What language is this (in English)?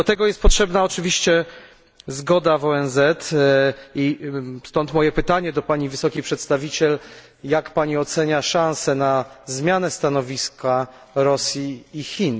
Polish